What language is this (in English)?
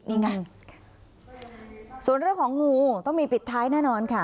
Thai